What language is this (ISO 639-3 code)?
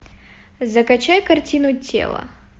rus